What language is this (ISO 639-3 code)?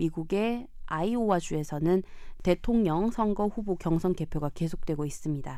kor